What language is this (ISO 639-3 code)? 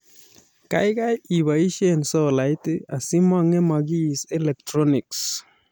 kln